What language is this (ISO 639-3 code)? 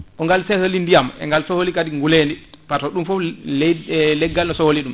ful